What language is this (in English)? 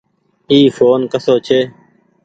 Goaria